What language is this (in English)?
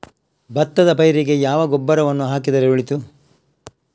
Kannada